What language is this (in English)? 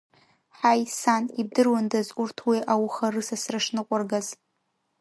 Abkhazian